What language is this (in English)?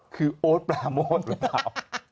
Thai